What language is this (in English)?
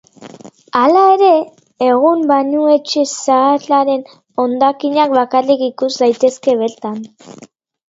Basque